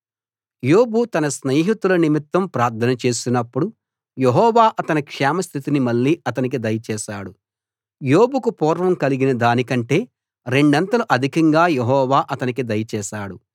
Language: Telugu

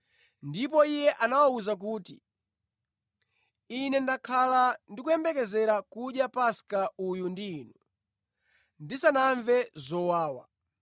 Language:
Nyanja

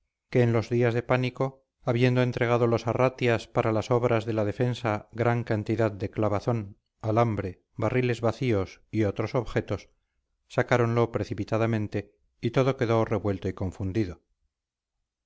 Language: Spanish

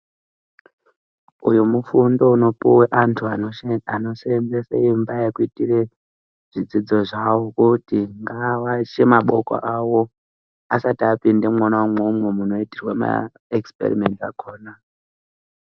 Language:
Ndau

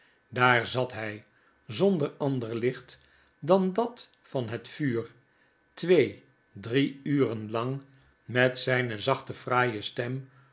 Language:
Dutch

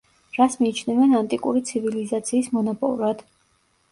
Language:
Georgian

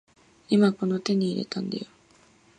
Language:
Japanese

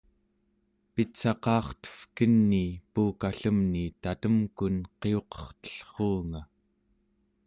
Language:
Central Yupik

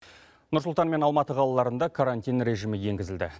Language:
Kazakh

